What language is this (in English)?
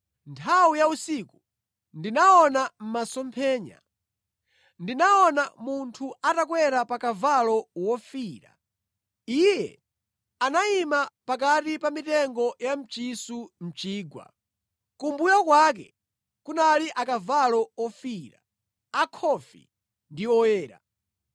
Nyanja